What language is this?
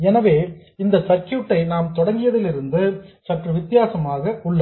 Tamil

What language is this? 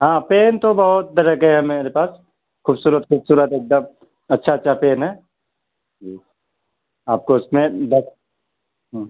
Urdu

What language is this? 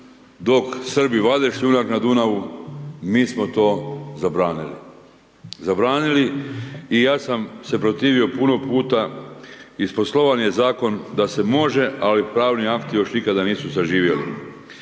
Croatian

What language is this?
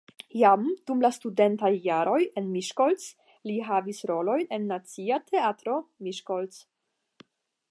Esperanto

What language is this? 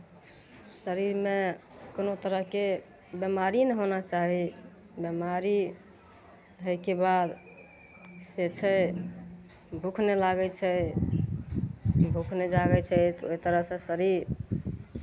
Maithili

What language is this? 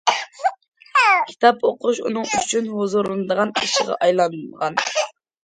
Uyghur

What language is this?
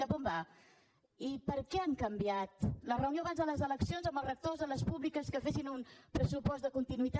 Catalan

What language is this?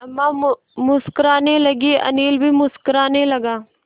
Hindi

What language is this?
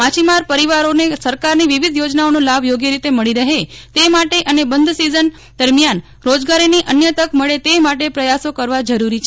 Gujarati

